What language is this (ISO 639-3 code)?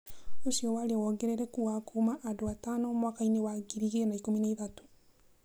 kik